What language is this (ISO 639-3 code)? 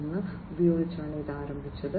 mal